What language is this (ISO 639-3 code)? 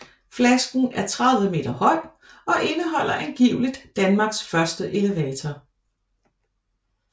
dan